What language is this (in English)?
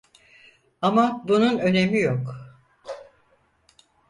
Turkish